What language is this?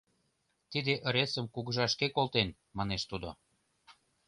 Mari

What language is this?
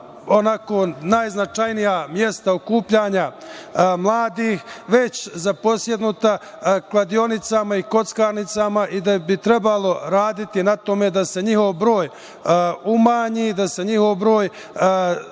Serbian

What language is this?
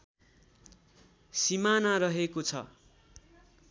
Nepali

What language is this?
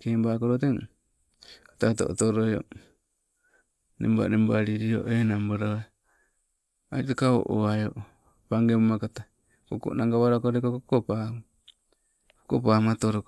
Sibe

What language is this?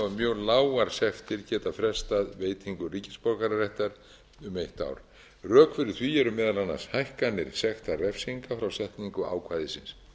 Icelandic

